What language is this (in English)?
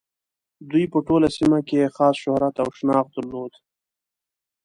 Pashto